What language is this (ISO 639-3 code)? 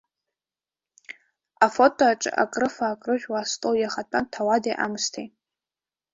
abk